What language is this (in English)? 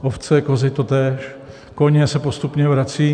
Czech